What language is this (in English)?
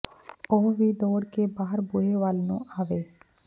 Punjabi